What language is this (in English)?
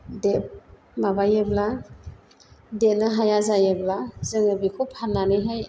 Bodo